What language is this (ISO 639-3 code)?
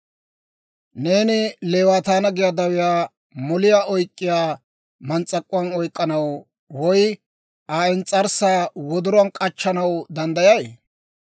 dwr